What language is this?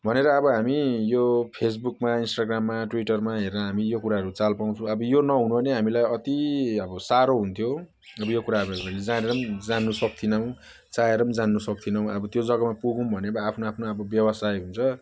Nepali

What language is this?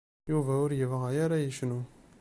Kabyle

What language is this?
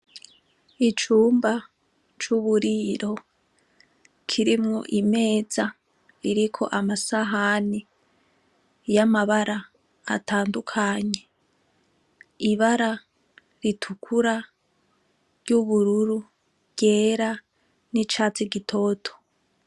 Rundi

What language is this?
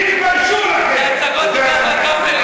Hebrew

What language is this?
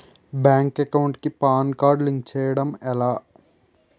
Telugu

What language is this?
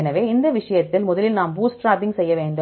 Tamil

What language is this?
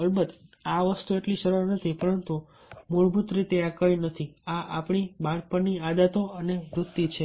Gujarati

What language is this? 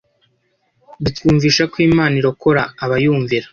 Kinyarwanda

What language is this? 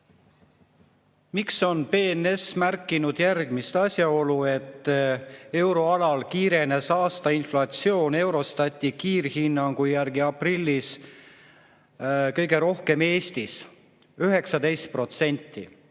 Estonian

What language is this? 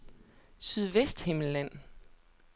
Danish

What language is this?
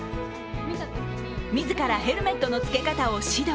Japanese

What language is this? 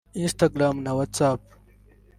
Kinyarwanda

